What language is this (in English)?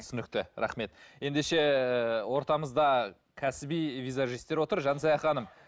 Kazakh